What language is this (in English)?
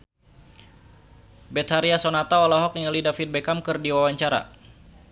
Sundanese